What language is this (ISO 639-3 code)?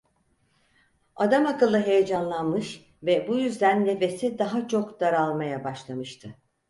tur